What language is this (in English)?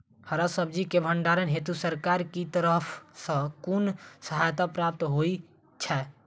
Maithili